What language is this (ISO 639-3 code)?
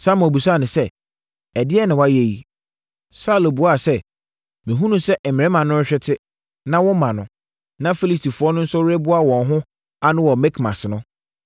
aka